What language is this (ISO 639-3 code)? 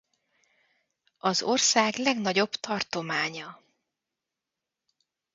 hun